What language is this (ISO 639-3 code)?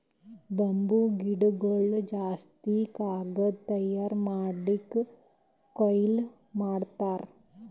kan